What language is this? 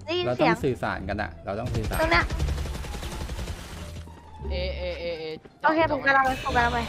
Thai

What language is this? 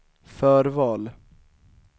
Swedish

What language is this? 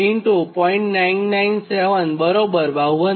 Gujarati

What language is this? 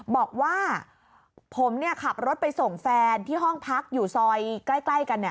Thai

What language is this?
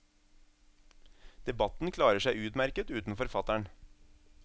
Norwegian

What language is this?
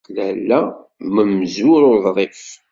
Kabyle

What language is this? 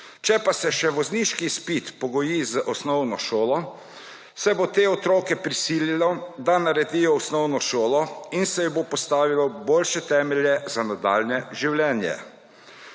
Slovenian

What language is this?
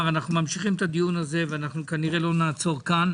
Hebrew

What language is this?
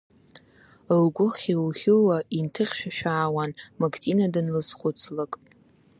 Abkhazian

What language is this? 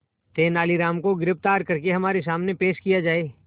Hindi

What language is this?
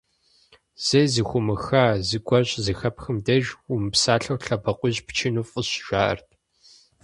Kabardian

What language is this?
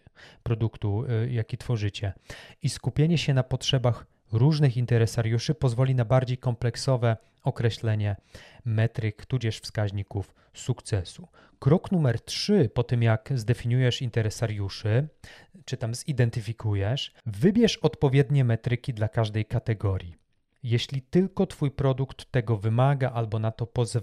Polish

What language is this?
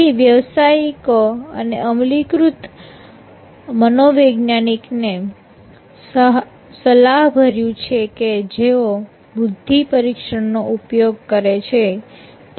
Gujarati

